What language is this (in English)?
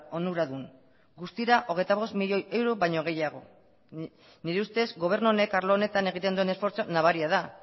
Basque